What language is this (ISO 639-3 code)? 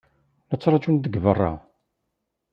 kab